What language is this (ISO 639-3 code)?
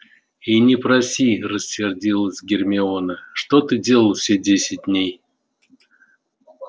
rus